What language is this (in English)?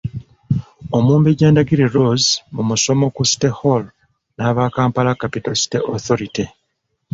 Ganda